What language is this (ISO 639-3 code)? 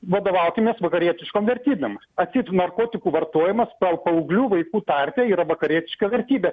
lit